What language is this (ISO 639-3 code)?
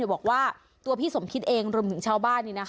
tha